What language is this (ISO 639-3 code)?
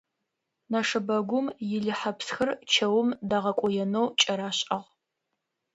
ady